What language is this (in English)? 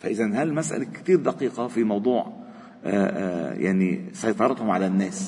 Arabic